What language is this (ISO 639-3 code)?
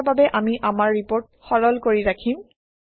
asm